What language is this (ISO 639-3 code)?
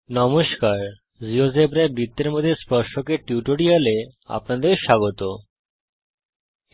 ben